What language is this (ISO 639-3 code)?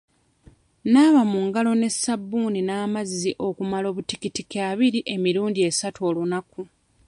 lug